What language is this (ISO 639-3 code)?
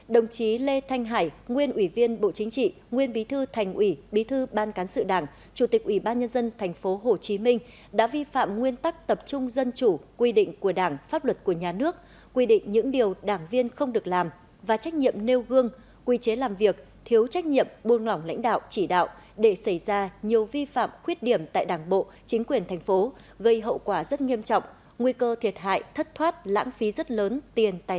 vie